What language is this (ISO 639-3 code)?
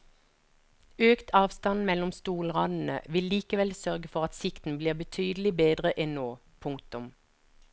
nor